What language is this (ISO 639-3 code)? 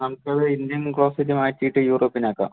mal